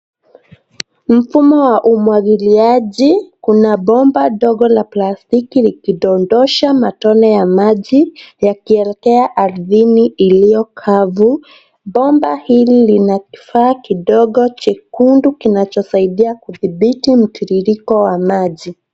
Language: Swahili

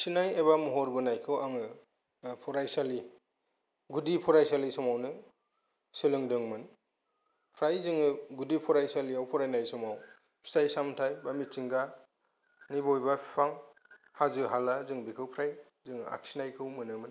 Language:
Bodo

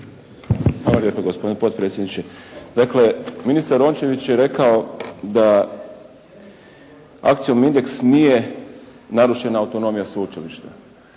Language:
Croatian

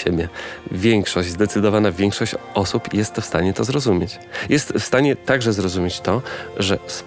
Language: Polish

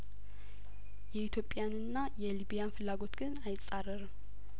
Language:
Amharic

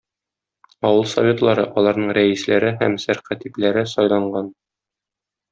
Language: Tatar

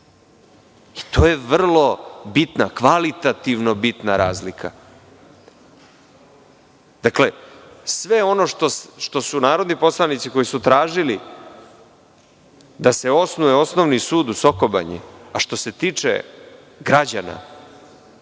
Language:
Serbian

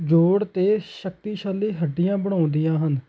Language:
Punjabi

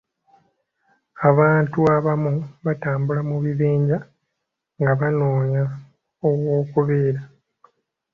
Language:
Ganda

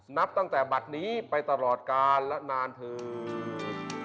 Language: Thai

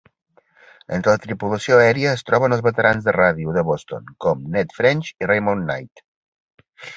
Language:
Catalan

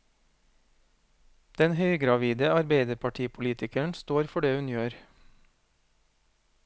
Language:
Norwegian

